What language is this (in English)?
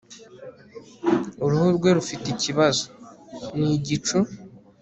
Kinyarwanda